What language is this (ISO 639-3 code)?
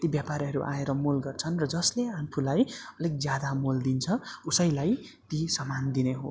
nep